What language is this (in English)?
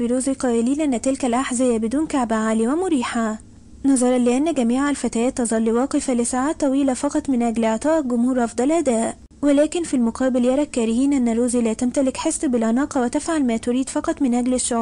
Arabic